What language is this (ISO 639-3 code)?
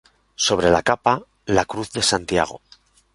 spa